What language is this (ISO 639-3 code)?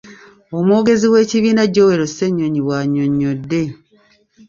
lug